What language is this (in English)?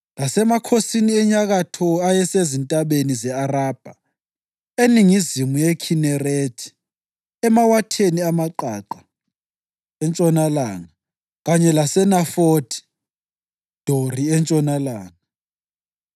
North Ndebele